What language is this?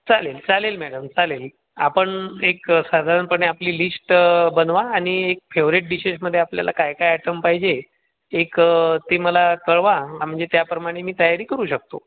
Marathi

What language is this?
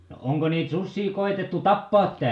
Finnish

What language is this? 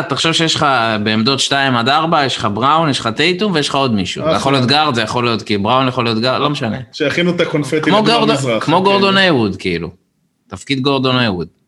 Hebrew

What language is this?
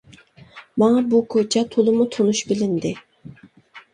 Uyghur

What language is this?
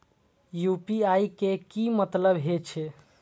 Maithili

